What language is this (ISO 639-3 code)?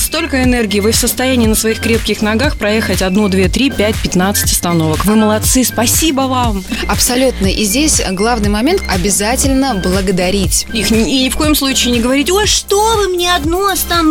rus